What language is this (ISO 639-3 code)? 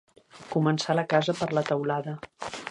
cat